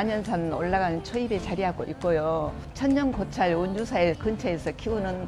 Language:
Korean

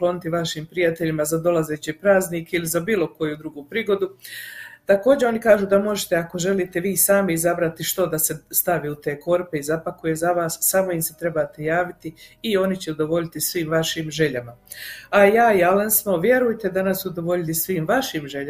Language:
Croatian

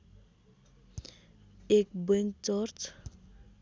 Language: Nepali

